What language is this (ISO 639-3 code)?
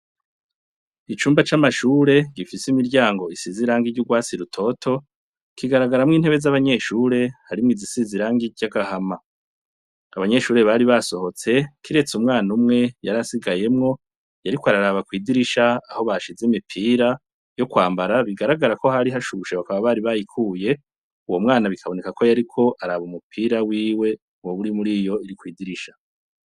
run